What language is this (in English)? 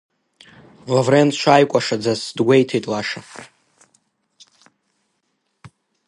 Abkhazian